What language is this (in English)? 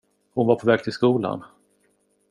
Swedish